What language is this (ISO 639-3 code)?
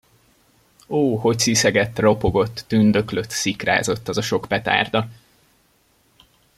hun